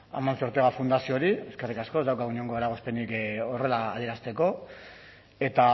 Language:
Basque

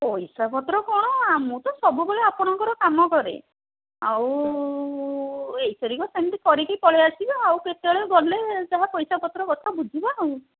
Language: Odia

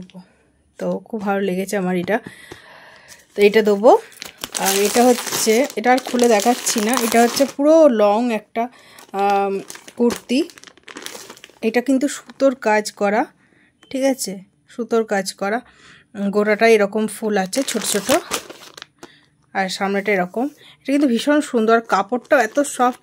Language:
Romanian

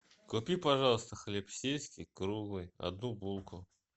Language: Russian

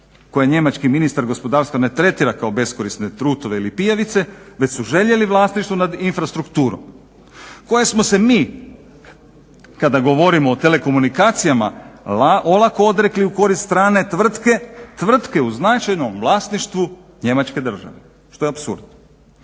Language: Croatian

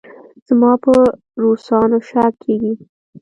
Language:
Pashto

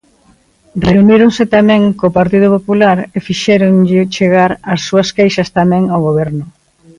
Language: Galician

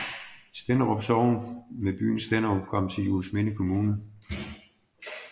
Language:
Danish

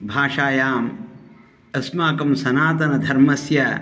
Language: Sanskrit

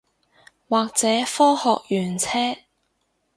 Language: Cantonese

